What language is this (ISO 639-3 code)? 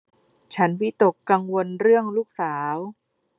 tha